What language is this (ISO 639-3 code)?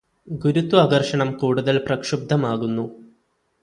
mal